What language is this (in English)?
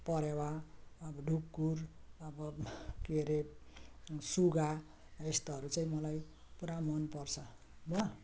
Nepali